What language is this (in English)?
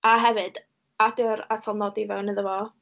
Welsh